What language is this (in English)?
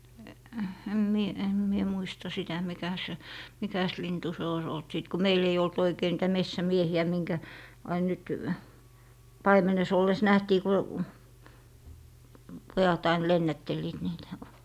Finnish